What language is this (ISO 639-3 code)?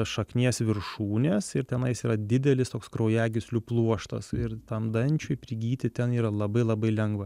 lit